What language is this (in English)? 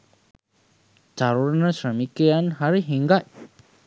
Sinhala